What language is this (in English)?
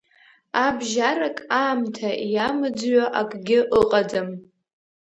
Abkhazian